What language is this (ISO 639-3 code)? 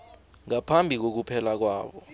nbl